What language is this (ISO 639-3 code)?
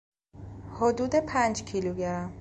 fas